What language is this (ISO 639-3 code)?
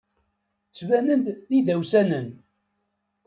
kab